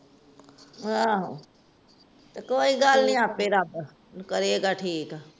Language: Punjabi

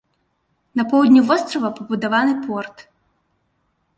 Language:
Belarusian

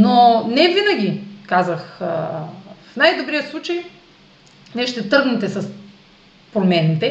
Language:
Bulgarian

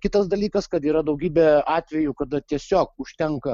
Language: Lithuanian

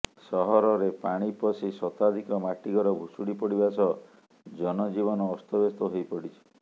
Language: Odia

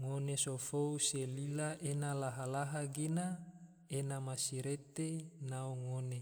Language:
Tidore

